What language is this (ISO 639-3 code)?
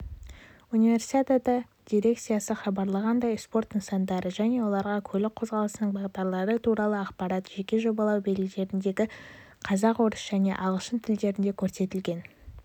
kaz